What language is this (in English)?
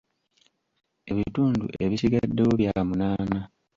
Ganda